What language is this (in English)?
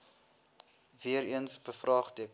Afrikaans